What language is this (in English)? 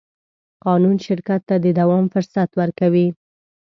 Pashto